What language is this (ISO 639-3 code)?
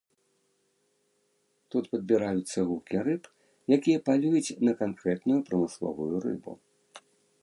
bel